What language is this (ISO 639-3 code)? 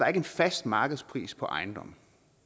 dan